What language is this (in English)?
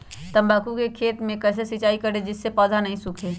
Magahi